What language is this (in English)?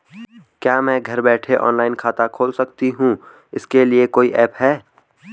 Hindi